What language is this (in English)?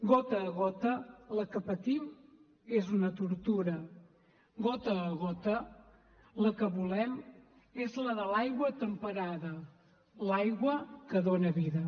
Catalan